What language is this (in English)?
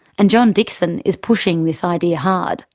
English